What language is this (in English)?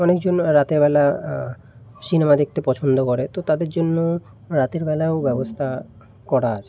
Bangla